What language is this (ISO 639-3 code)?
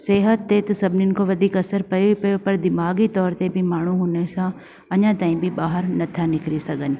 snd